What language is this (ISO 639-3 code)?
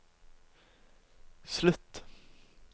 nor